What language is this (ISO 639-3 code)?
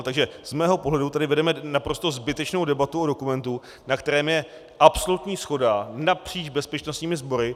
ces